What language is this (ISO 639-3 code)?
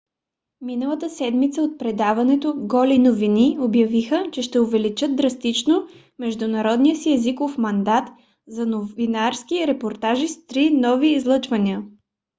bul